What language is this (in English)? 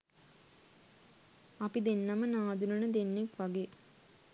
Sinhala